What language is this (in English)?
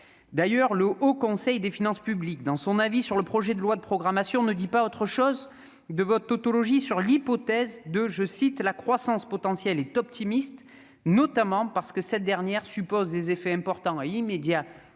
French